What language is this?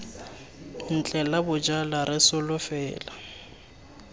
Tswana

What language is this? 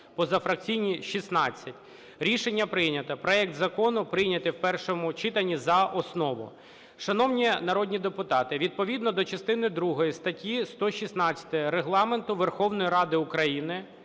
Ukrainian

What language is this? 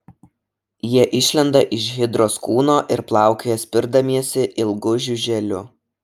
Lithuanian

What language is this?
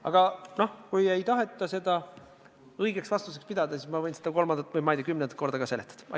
Estonian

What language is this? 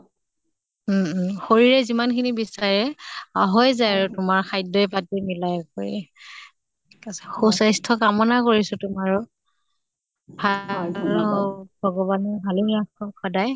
Assamese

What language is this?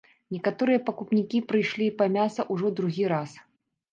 Belarusian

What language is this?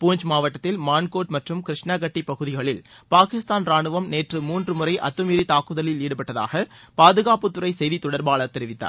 Tamil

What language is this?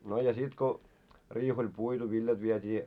Finnish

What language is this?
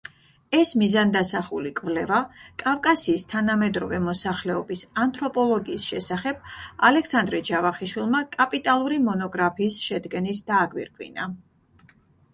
Georgian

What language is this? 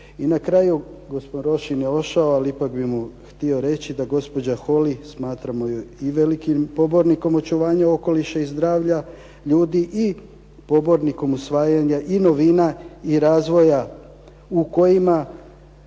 Croatian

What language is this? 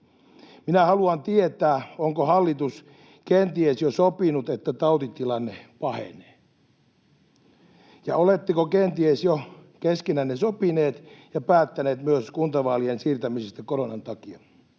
Finnish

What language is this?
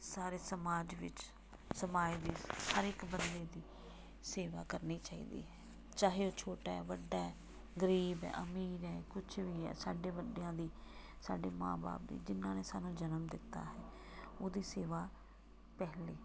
Punjabi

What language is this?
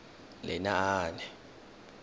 Tswana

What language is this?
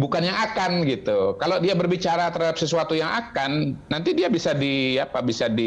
Indonesian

